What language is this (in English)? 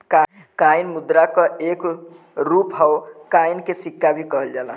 Bhojpuri